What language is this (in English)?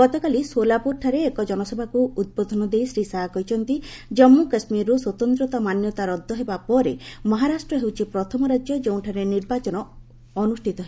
Odia